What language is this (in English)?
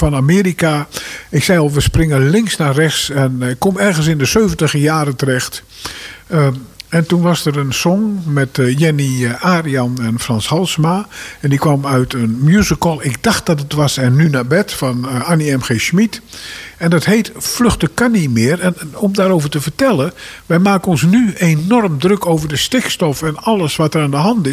Dutch